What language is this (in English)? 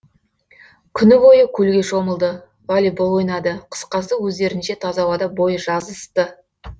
Kazakh